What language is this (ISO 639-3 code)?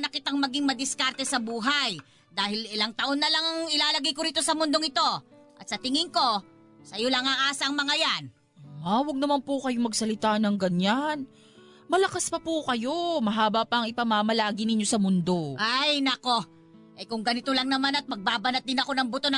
fil